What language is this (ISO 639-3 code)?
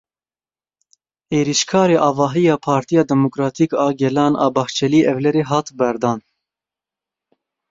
kur